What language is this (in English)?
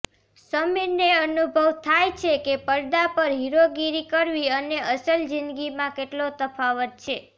Gujarati